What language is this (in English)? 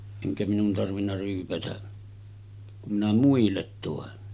Finnish